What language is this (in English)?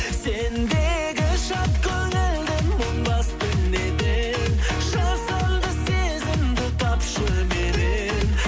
Kazakh